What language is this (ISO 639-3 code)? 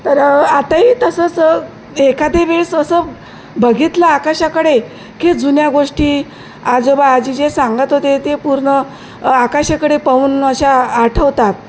mar